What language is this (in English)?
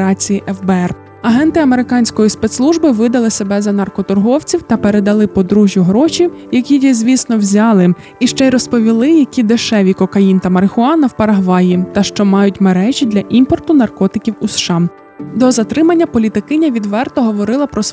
Ukrainian